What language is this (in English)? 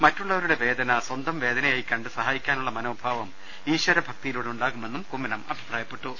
Malayalam